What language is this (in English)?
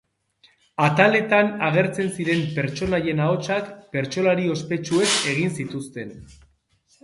Basque